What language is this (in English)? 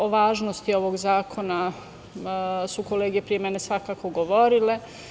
Serbian